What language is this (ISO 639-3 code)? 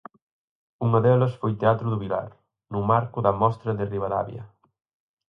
glg